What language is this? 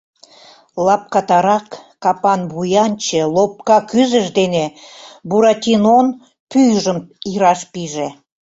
Mari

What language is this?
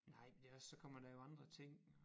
Danish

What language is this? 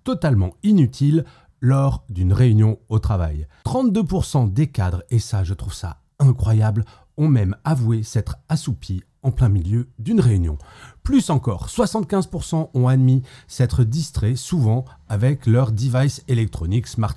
French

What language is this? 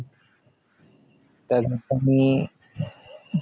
Marathi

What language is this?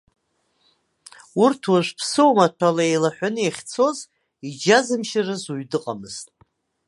Abkhazian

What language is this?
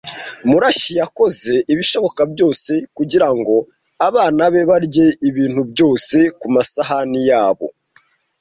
Kinyarwanda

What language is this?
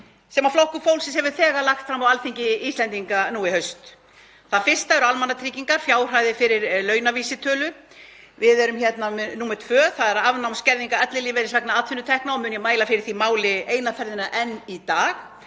Icelandic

